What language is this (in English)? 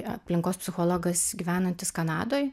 Lithuanian